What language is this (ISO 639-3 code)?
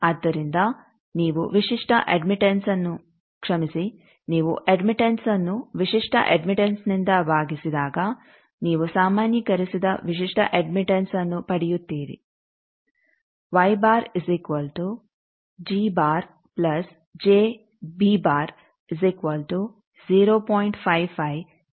kan